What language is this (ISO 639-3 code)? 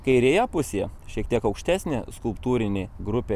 lit